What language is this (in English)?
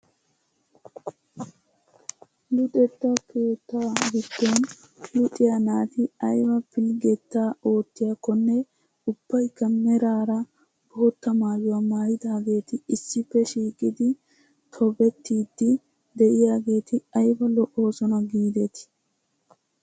Wolaytta